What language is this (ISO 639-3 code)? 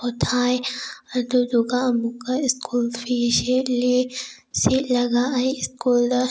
mni